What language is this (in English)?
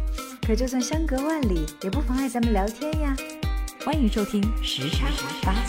Chinese